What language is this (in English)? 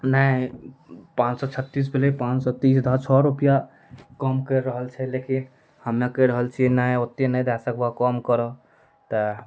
Maithili